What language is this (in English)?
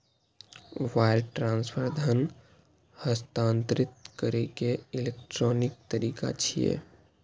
Maithili